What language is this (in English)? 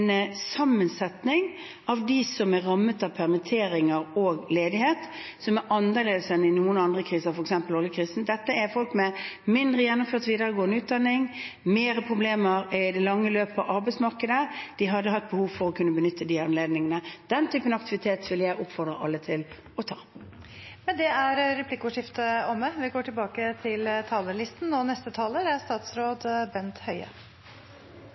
Norwegian